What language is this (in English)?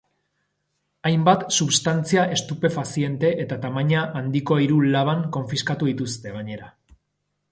Basque